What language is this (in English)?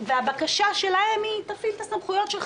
Hebrew